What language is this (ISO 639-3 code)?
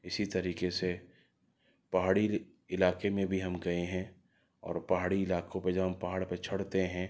urd